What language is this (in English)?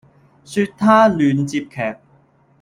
Cantonese